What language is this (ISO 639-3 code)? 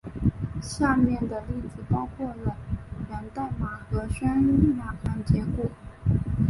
zho